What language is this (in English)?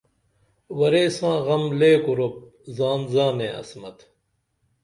Dameli